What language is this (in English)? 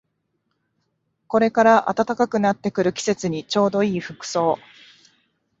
Japanese